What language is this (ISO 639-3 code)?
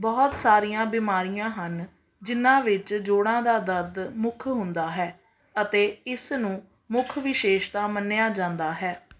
pan